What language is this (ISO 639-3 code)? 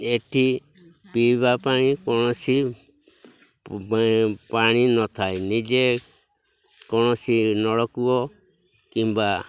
ori